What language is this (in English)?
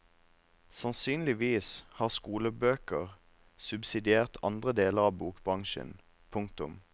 Norwegian